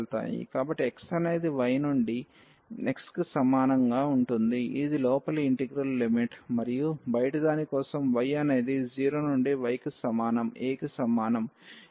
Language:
Telugu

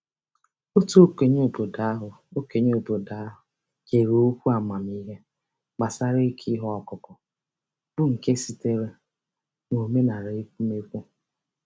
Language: Igbo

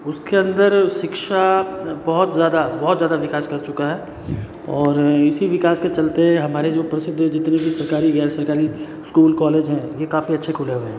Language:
Hindi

